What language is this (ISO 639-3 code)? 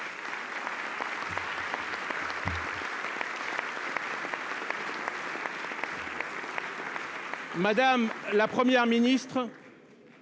fra